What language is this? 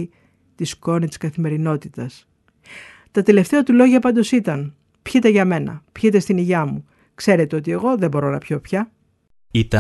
Greek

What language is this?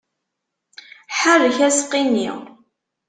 Kabyle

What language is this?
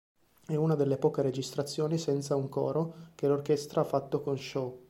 Italian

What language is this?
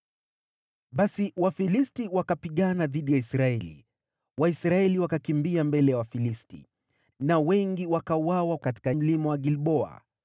Swahili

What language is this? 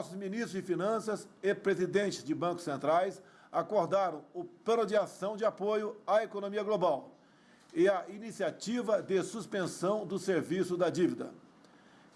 Portuguese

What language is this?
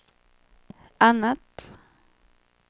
Swedish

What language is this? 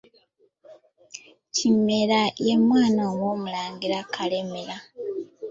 Ganda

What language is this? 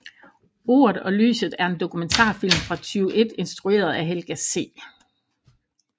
Danish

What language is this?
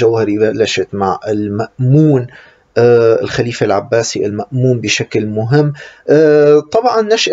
Arabic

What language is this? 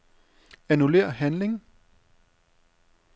Danish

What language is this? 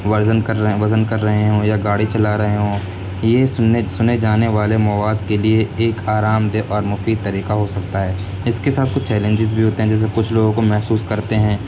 Urdu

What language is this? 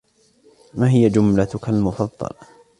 Arabic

